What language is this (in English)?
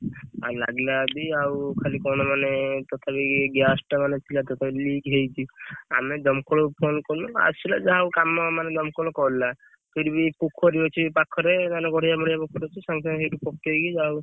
Odia